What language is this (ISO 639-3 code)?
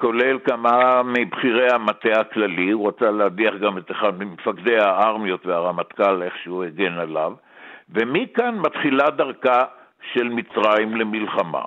heb